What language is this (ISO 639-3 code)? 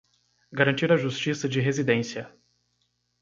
por